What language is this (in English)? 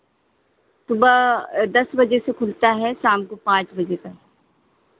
Hindi